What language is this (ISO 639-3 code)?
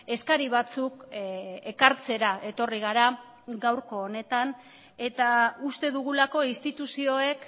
eus